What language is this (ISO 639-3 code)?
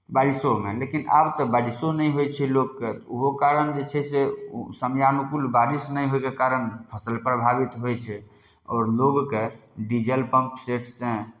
mai